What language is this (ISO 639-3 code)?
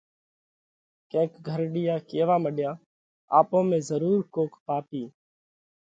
kvx